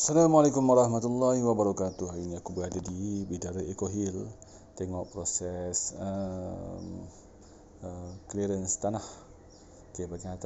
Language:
Malay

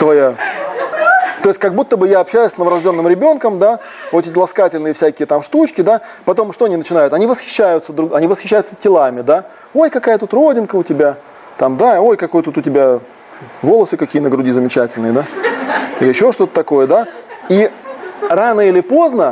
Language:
Russian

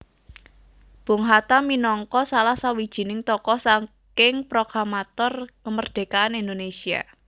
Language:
Javanese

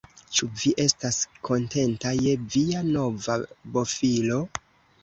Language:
Esperanto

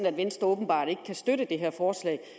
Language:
Danish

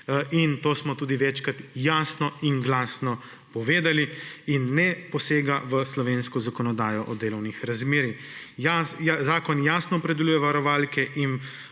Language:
Slovenian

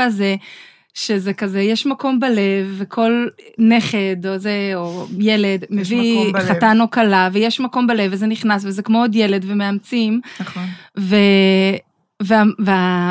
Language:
Hebrew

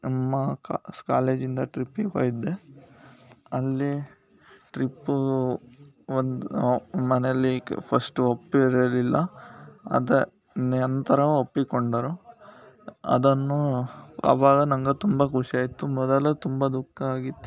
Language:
Kannada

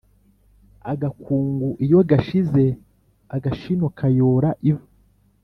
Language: Kinyarwanda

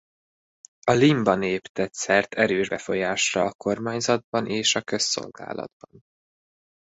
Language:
Hungarian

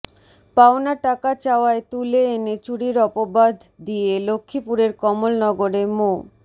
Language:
Bangla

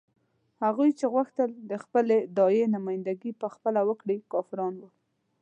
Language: Pashto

